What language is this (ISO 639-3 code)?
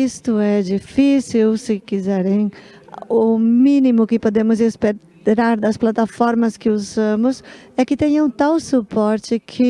por